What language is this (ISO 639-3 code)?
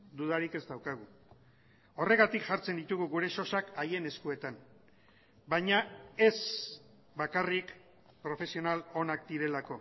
eus